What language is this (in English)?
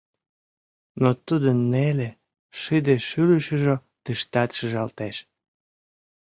Mari